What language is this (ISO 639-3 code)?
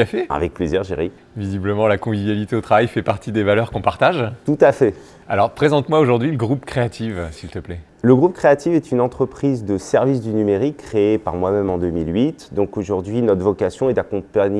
fra